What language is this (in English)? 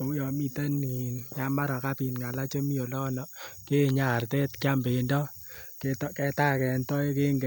Kalenjin